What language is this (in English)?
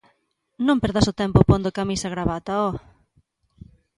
Galician